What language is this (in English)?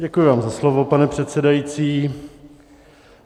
Czech